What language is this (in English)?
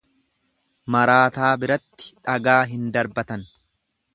Oromo